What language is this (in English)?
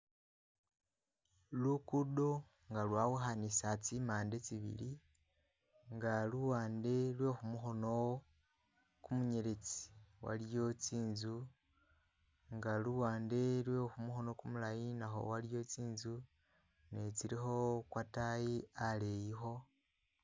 Masaaba